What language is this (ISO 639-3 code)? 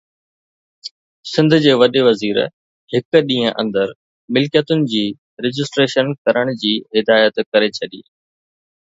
snd